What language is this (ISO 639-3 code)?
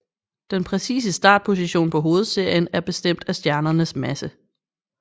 dan